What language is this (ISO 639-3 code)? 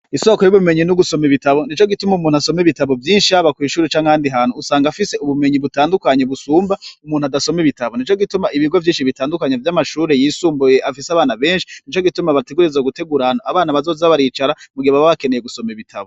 run